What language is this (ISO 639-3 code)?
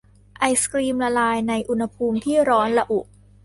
tha